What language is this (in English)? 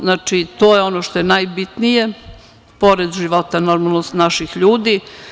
Serbian